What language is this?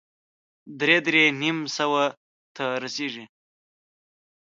Pashto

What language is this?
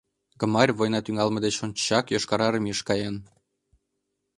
Mari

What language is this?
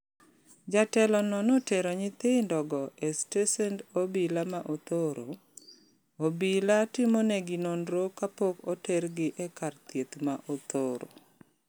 Luo (Kenya and Tanzania)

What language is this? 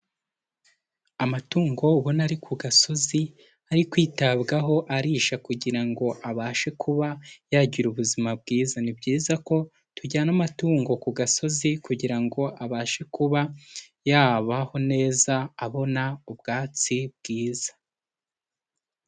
Kinyarwanda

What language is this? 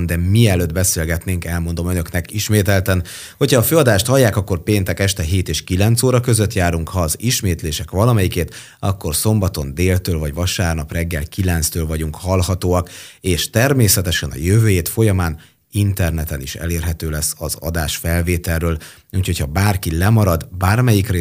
Hungarian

